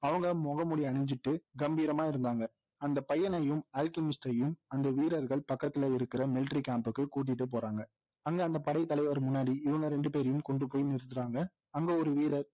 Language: Tamil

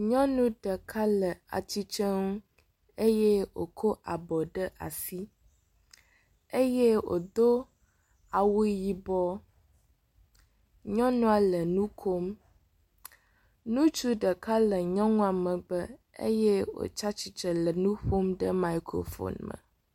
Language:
Ewe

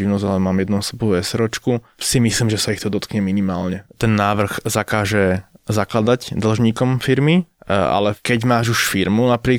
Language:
Slovak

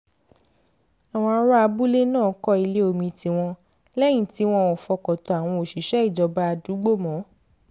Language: Yoruba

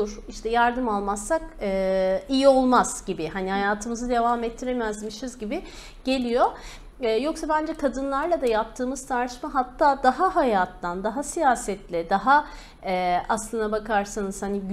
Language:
Turkish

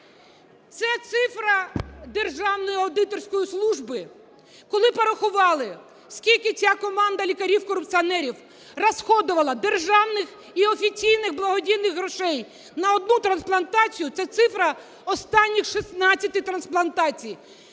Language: Ukrainian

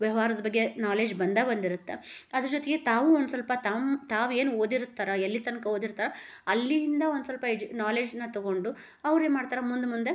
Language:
Kannada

